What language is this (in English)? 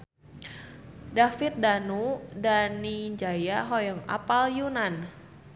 Sundanese